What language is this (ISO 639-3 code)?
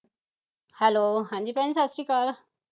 pan